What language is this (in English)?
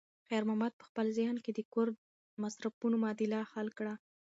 Pashto